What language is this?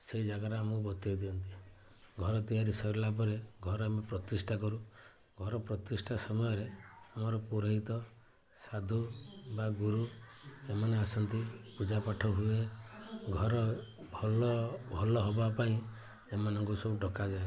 Odia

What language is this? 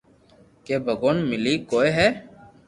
Loarki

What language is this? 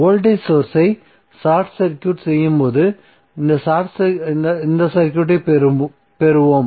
Tamil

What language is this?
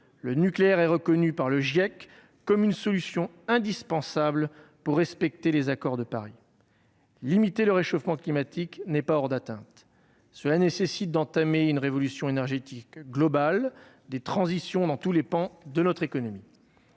French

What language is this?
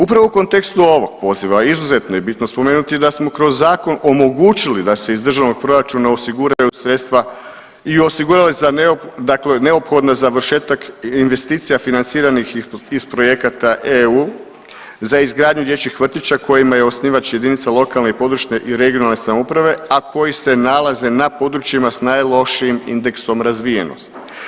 Croatian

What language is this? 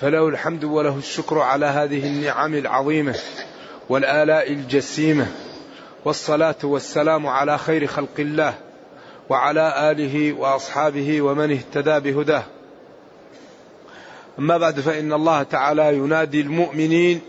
Arabic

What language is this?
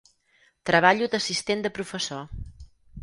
Catalan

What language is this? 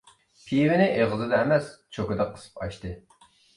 Uyghur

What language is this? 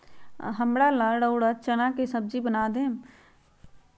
Magahi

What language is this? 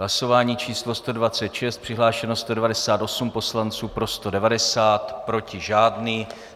Czech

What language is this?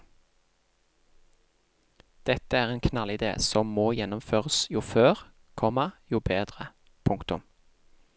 Norwegian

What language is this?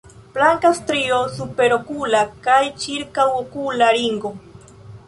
Esperanto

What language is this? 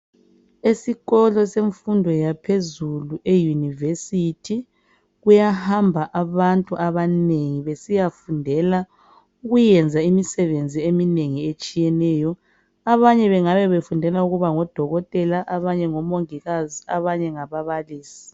North Ndebele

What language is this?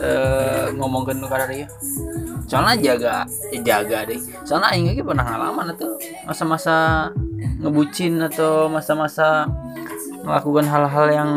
Indonesian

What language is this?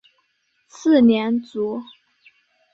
Chinese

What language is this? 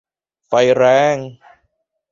Thai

